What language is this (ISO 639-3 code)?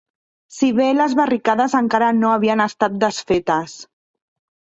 cat